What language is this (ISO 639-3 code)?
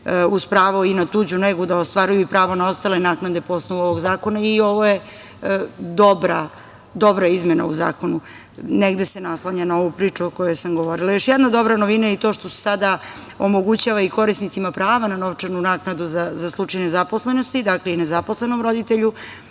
srp